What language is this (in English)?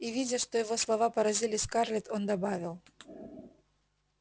Russian